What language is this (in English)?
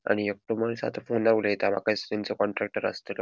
Konkani